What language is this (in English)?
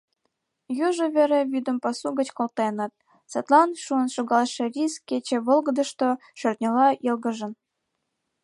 Mari